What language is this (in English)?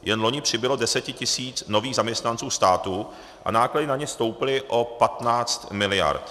Czech